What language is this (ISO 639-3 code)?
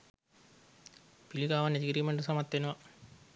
sin